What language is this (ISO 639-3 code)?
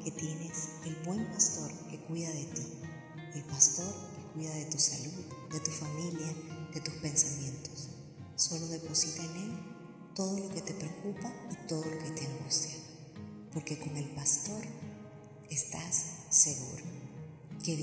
spa